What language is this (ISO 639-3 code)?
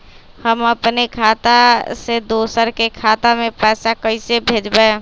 mag